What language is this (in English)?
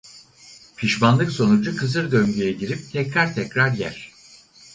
Turkish